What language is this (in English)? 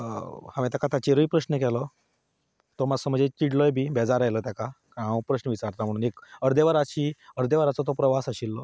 Konkani